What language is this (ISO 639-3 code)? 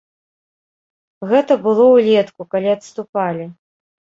bel